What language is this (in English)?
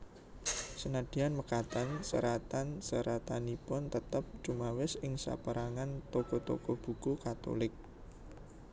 Javanese